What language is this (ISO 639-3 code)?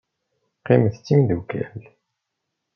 kab